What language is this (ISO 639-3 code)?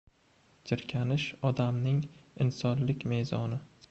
uzb